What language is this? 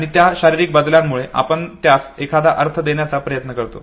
Marathi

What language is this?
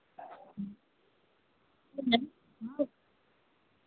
Hindi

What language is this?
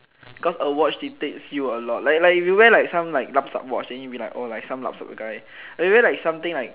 English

